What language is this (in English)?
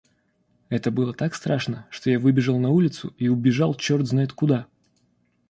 Russian